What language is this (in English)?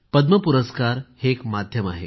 Marathi